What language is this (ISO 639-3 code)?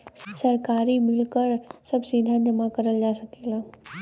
bho